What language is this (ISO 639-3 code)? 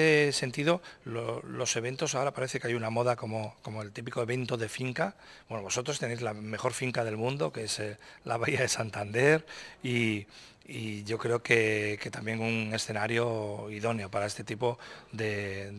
spa